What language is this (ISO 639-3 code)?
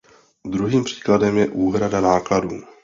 ces